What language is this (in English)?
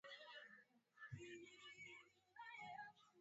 Swahili